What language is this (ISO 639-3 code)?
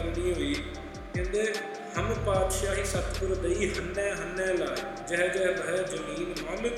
pan